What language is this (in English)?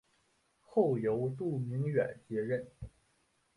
Chinese